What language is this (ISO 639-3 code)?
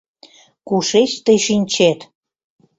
chm